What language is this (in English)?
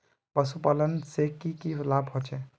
Magahi